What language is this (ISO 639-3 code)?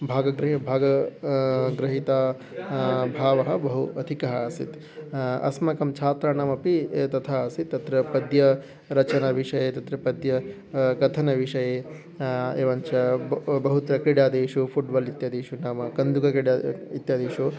san